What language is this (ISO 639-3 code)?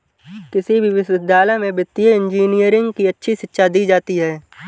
hin